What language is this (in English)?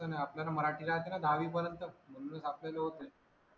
Marathi